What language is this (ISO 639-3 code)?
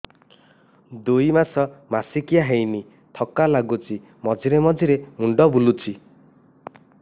ori